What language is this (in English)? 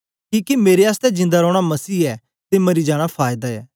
Dogri